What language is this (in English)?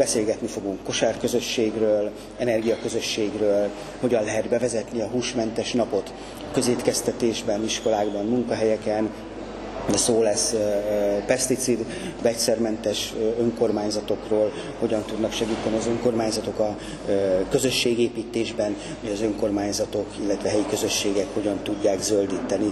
Hungarian